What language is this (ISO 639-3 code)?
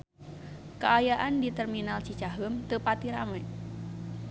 sun